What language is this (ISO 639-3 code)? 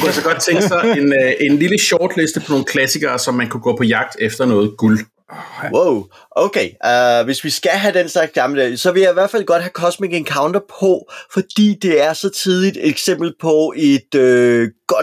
dan